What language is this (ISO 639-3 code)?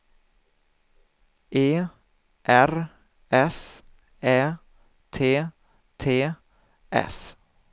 swe